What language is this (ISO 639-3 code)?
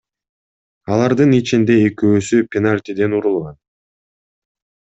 kir